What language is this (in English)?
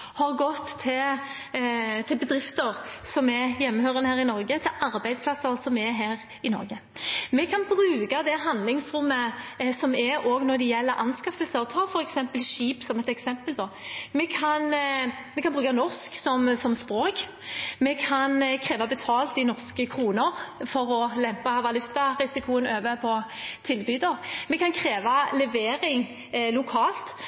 Norwegian Bokmål